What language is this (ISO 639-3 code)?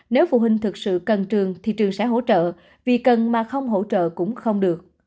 vie